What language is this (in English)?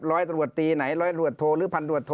Thai